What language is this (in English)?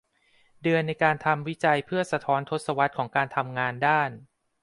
Thai